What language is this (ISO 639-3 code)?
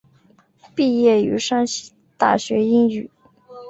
zho